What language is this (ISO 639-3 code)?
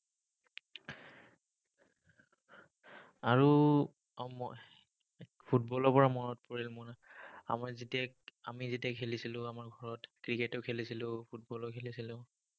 asm